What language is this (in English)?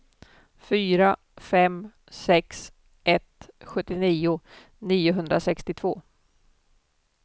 Swedish